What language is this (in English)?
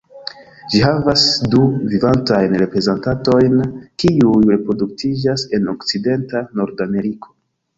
Esperanto